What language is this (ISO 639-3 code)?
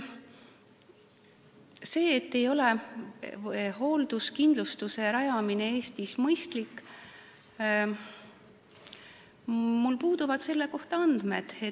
est